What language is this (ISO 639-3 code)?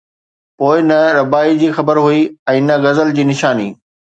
snd